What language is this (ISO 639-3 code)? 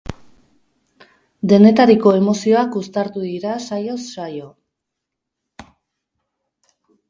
eus